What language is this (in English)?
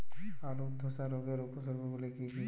Bangla